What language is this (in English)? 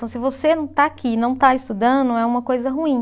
Portuguese